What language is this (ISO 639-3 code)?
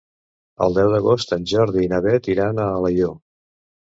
cat